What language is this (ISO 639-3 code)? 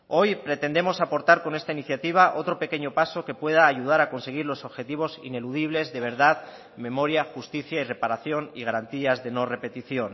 spa